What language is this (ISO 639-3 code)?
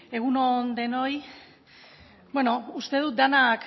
eus